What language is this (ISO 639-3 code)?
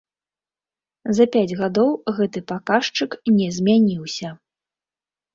bel